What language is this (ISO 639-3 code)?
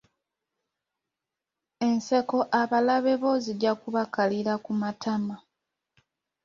lug